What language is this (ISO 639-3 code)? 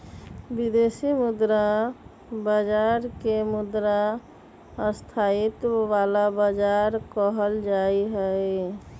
mag